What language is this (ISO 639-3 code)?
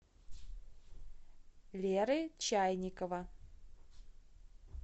rus